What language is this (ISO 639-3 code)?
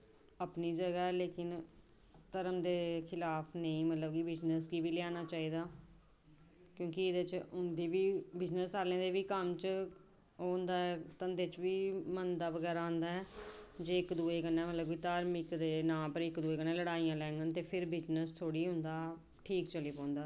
doi